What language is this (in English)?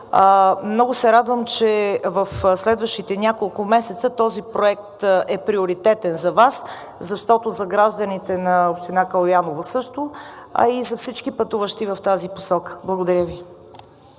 Bulgarian